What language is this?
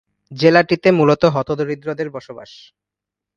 Bangla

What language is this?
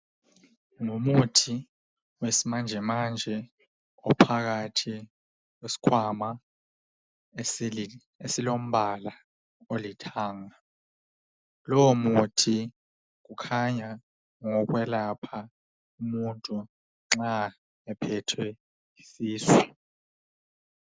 North Ndebele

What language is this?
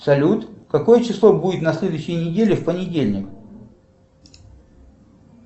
Russian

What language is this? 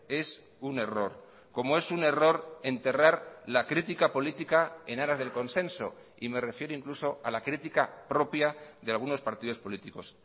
Spanish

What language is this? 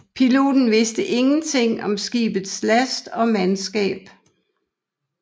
Danish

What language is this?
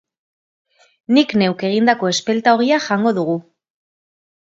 Basque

